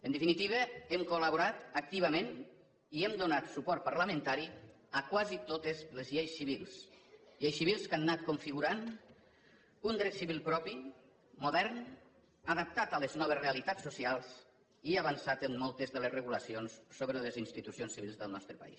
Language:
Catalan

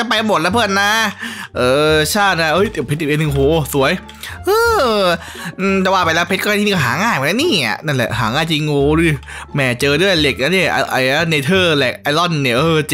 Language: Thai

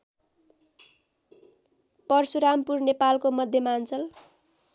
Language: Nepali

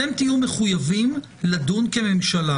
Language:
Hebrew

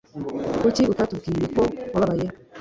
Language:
Kinyarwanda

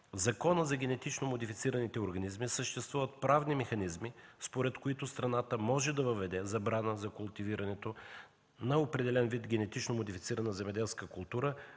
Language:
Bulgarian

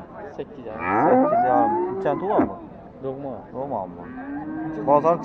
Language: Turkish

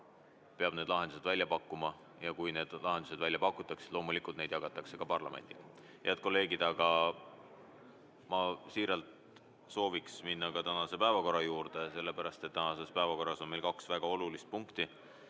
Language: Estonian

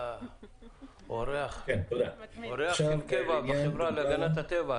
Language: Hebrew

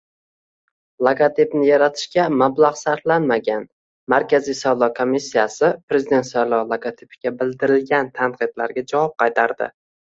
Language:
Uzbek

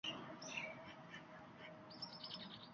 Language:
Uzbek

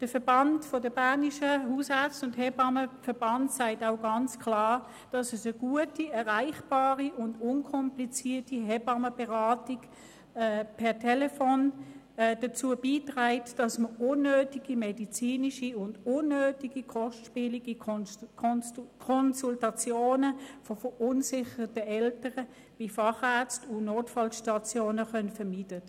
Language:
Swiss German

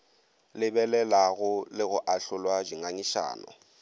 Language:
Northern Sotho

